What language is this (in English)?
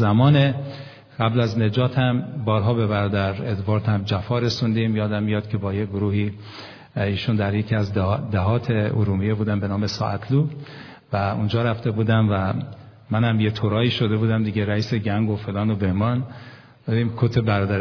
Persian